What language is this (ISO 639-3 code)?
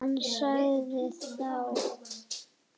isl